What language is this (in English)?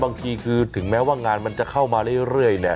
Thai